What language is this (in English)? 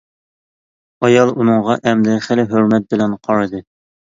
Uyghur